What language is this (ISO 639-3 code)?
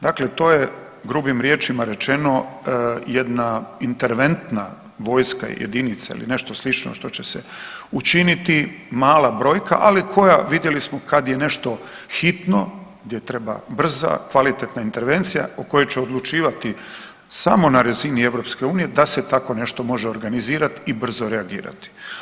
hrv